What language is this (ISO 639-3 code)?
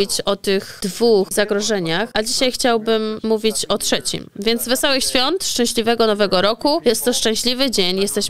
pol